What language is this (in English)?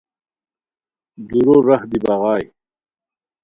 Khowar